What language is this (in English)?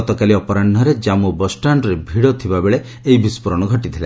Odia